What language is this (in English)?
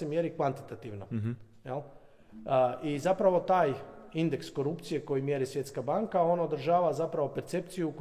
Croatian